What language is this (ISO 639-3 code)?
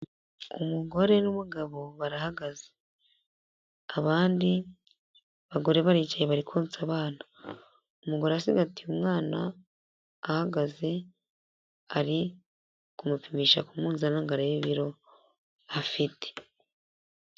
kin